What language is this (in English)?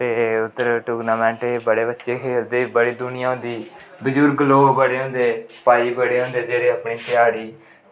Dogri